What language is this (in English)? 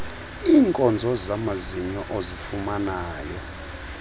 Xhosa